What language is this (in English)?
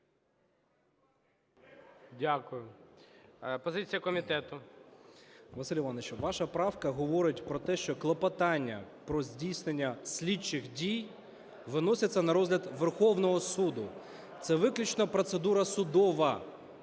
Ukrainian